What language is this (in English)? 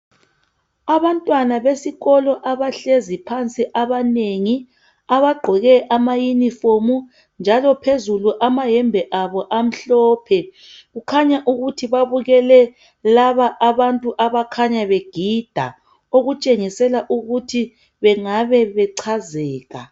North Ndebele